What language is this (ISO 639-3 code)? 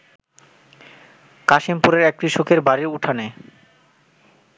ben